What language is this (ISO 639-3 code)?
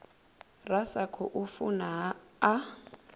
ven